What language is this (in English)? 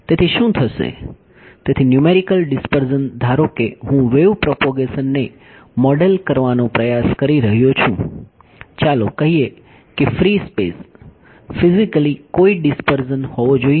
Gujarati